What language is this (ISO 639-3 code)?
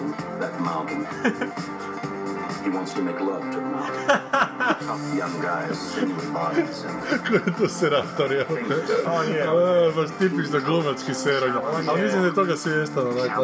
hrv